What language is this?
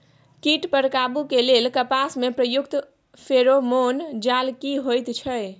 Maithili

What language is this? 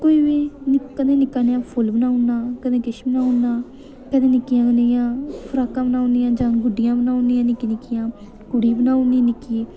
Dogri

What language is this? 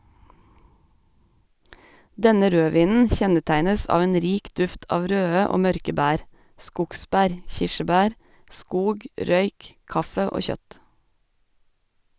Norwegian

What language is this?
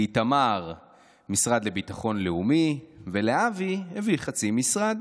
Hebrew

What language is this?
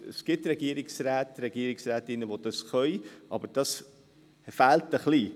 Swiss German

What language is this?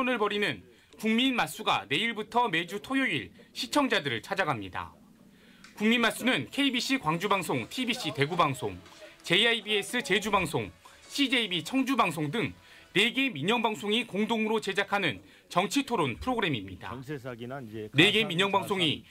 Korean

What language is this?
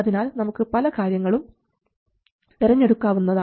Malayalam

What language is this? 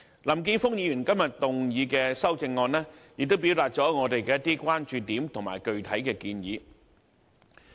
Cantonese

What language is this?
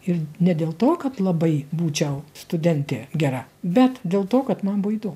Lithuanian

